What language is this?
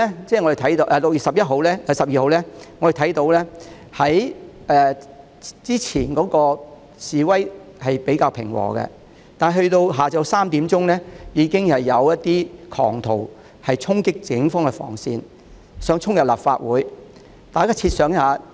Cantonese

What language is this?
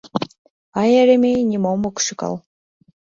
Mari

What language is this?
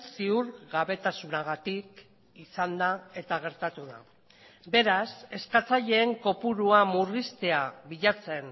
Basque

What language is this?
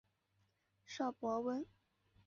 Chinese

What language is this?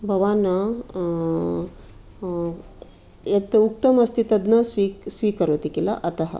Sanskrit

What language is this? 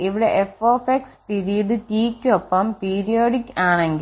Malayalam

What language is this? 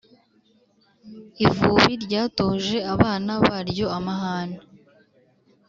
Kinyarwanda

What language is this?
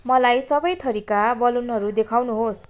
Nepali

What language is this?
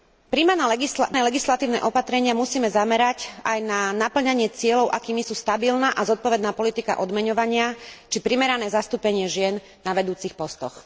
Slovak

